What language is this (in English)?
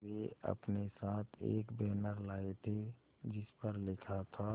Hindi